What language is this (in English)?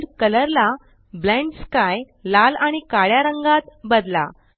Marathi